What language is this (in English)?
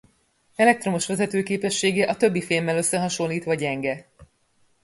Hungarian